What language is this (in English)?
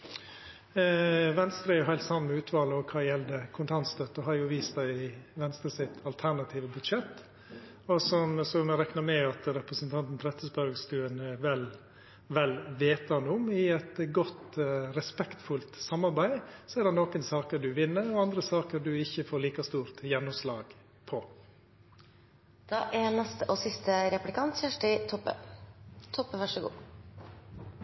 Norwegian Nynorsk